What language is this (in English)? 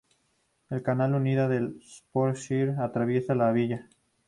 Spanish